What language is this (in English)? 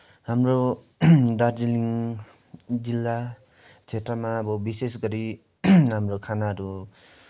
Nepali